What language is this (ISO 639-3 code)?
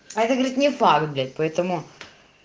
rus